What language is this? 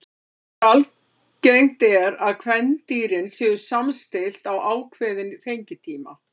Icelandic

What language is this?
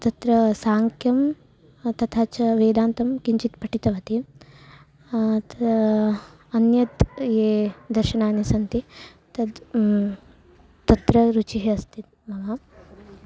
Sanskrit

